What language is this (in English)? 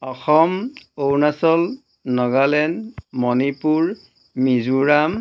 Assamese